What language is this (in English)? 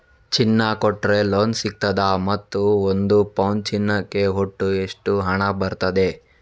Kannada